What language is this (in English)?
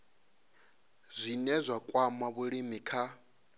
Venda